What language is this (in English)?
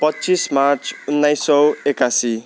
Nepali